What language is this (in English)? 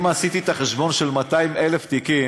Hebrew